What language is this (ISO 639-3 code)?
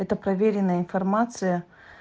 rus